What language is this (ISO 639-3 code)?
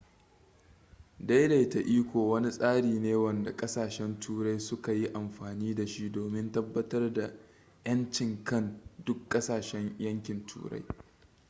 hau